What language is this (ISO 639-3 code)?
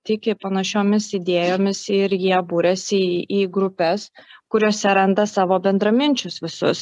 lit